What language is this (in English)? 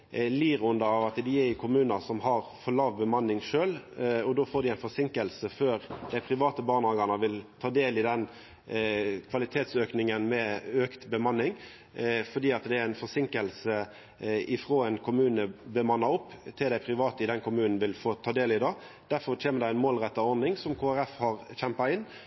Norwegian Nynorsk